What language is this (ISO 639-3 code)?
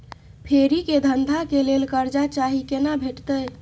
mai